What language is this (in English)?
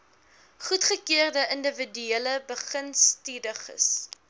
Afrikaans